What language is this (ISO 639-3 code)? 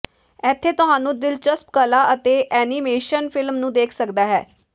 pan